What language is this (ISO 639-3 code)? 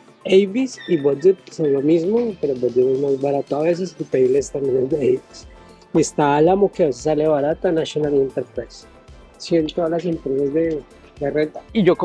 spa